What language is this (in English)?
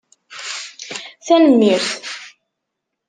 Kabyle